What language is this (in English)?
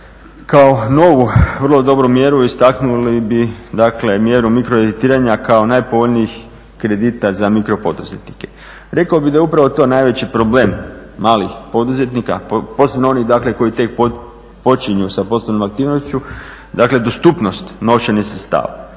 Croatian